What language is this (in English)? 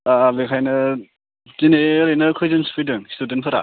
Bodo